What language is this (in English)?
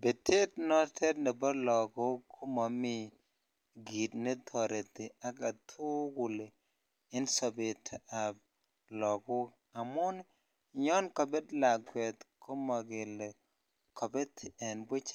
Kalenjin